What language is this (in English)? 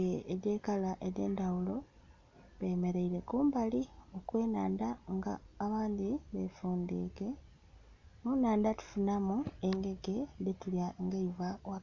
Soga